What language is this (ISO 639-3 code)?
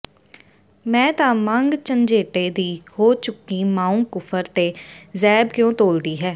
pan